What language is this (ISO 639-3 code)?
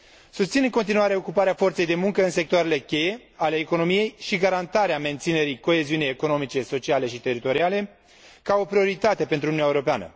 ron